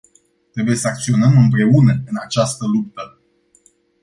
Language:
Romanian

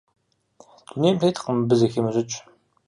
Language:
Kabardian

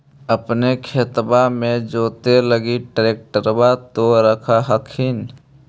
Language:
Magahi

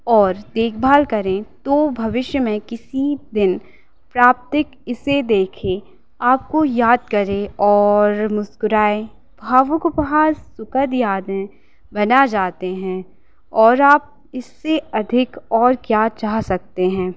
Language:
Hindi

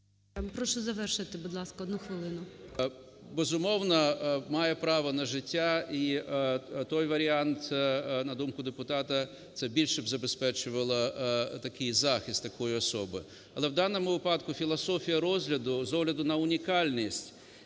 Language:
Ukrainian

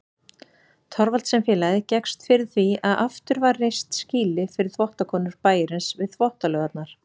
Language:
Icelandic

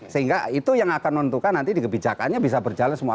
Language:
Indonesian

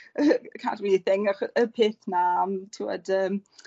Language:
Welsh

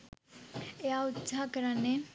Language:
Sinhala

